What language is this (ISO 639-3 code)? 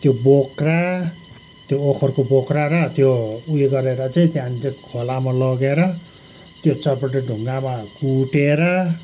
nep